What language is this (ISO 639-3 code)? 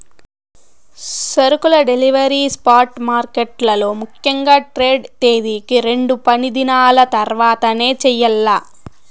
tel